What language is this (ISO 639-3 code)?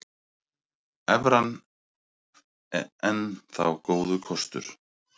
isl